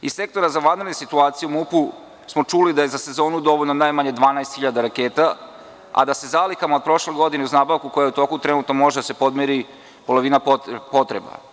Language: Serbian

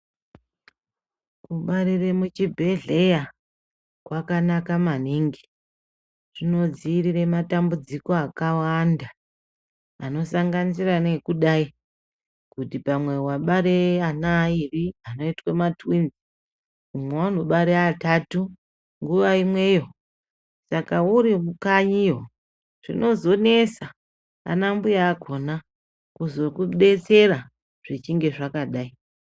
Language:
Ndau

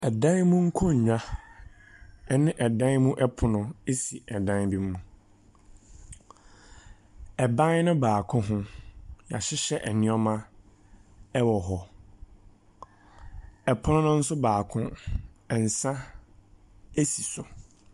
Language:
Akan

